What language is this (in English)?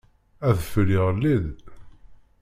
Kabyle